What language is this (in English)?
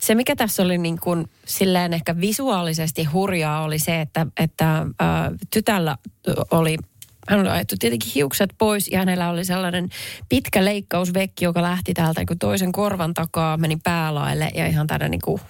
Finnish